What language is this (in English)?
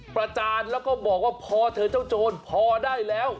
Thai